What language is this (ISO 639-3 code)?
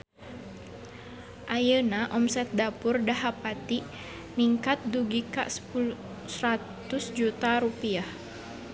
sun